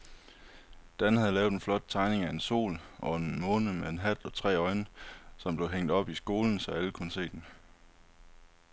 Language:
Danish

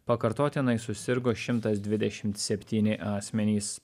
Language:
Lithuanian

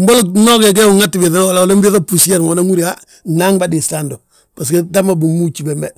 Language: Balanta-Ganja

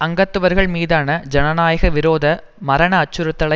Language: Tamil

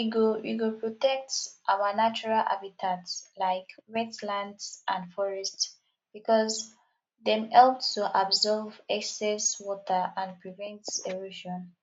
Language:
Nigerian Pidgin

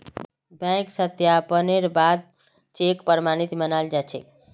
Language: Magahi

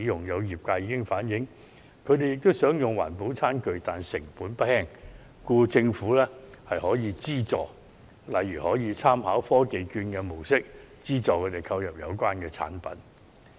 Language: Cantonese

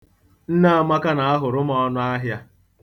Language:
Igbo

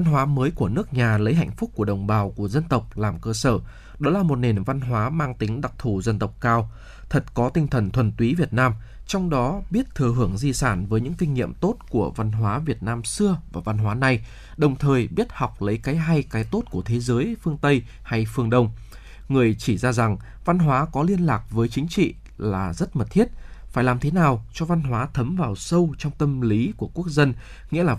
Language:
Vietnamese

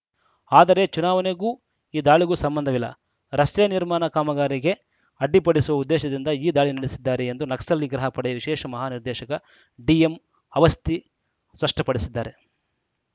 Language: Kannada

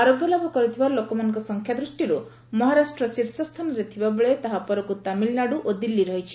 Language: Odia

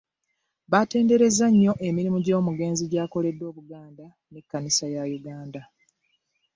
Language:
Ganda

